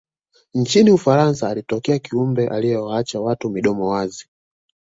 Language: Swahili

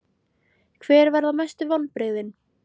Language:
Icelandic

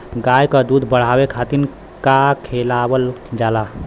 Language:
Bhojpuri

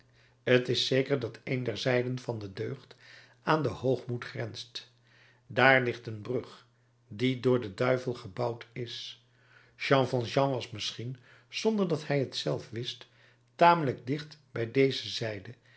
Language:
Dutch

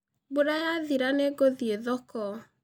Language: Kikuyu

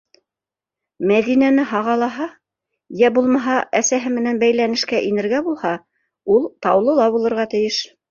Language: Bashkir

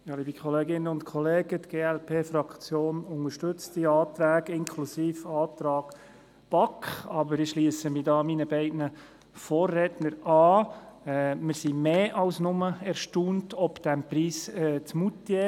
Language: Swiss German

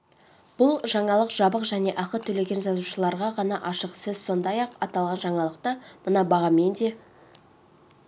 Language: Kazakh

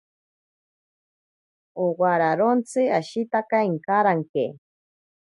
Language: Ashéninka Perené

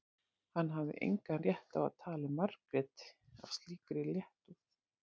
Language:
Icelandic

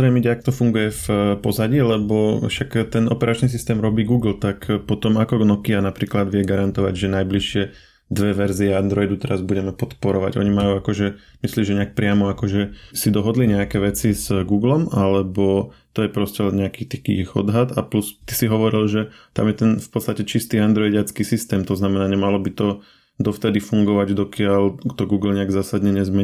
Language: Slovak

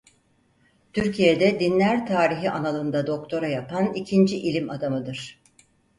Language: Turkish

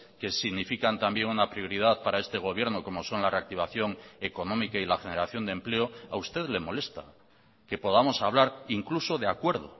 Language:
Spanish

